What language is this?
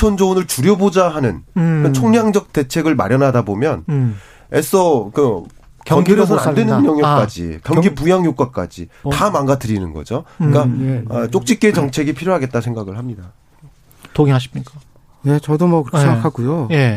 Korean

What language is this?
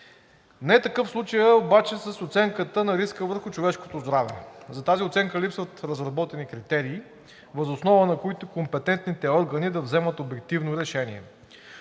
Bulgarian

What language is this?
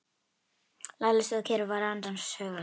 Icelandic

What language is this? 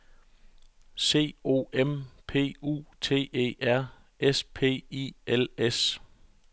Danish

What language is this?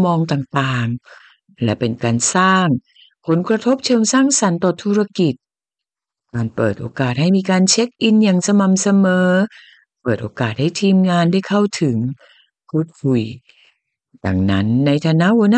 Thai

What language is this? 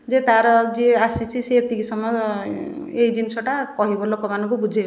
Odia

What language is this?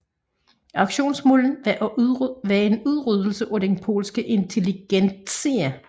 Danish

